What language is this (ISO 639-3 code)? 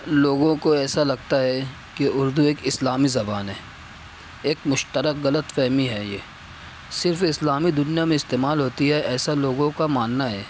urd